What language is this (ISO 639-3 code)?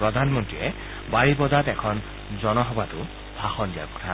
asm